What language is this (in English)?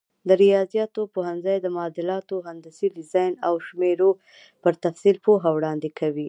Pashto